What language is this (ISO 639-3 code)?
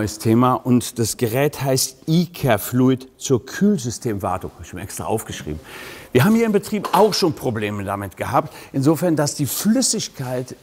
deu